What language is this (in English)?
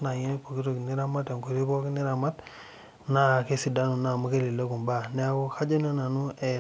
Masai